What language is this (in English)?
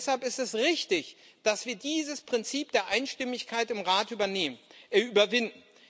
German